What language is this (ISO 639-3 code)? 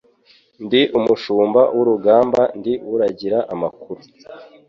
kin